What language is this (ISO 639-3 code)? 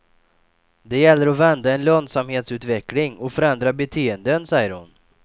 swe